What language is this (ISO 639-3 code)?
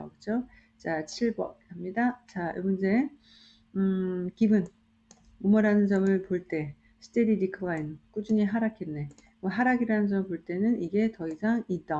kor